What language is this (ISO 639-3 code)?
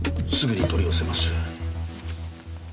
jpn